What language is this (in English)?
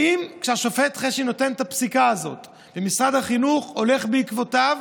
Hebrew